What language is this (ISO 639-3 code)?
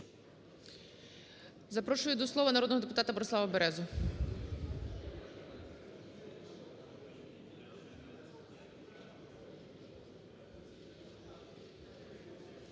ukr